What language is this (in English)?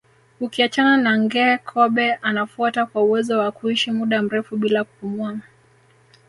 Swahili